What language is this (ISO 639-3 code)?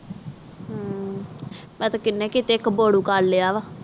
pan